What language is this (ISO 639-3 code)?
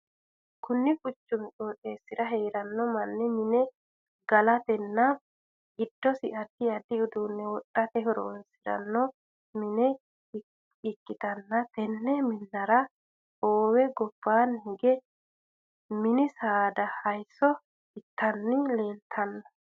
sid